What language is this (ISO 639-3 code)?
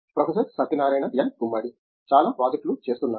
tel